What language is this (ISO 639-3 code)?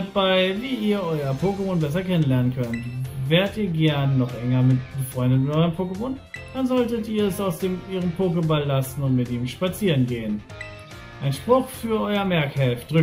deu